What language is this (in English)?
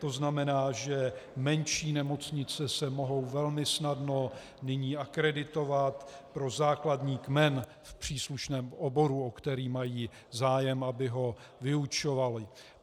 Czech